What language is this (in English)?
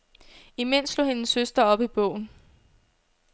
Danish